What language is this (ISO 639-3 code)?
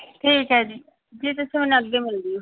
pan